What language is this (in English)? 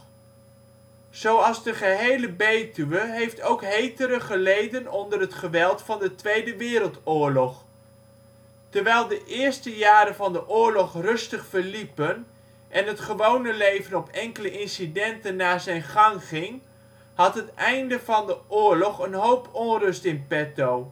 Dutch